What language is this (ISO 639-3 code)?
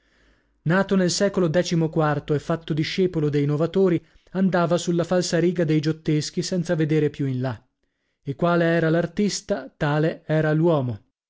ita